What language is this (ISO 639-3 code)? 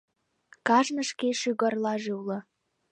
chm